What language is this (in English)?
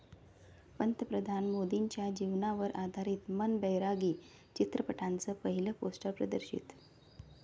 Marathi